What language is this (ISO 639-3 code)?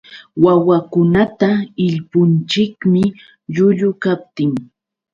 qux